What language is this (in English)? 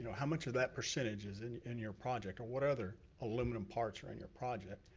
English